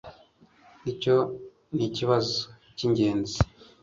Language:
Kinyarwanda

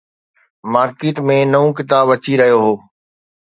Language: Sindhi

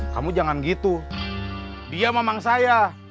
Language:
Indonesian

